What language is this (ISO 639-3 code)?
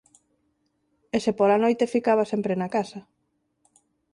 glg